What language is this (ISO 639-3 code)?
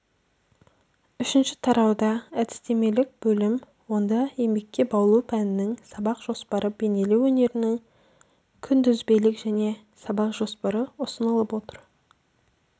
kaz